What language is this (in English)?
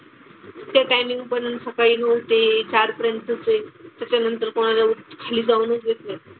Marathi